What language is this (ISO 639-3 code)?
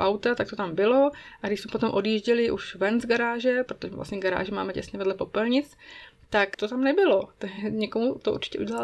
ces